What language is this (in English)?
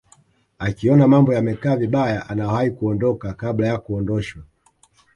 Swahili